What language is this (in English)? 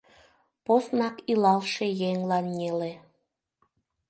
Mari